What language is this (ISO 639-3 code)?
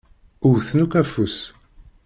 kab